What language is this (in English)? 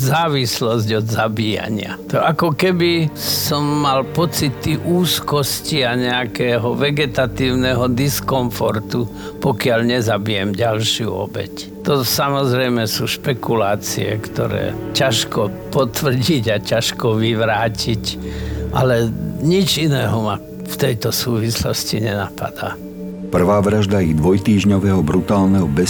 Slovak